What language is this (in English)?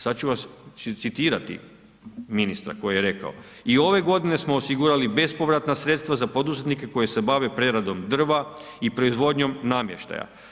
Croatian